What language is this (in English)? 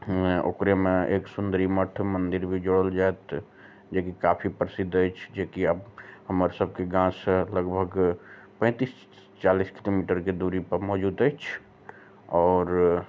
Maithili